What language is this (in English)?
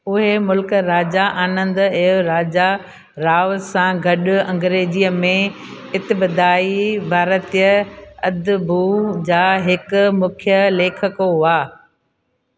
Sindhi